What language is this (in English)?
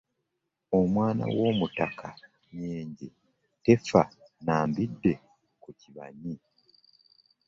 Ganda